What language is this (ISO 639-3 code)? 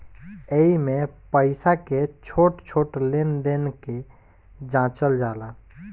bho